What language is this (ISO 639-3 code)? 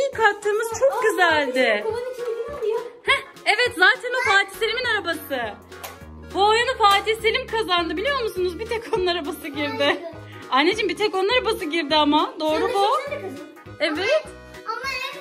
tur